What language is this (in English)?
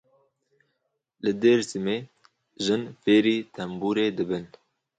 Kurdish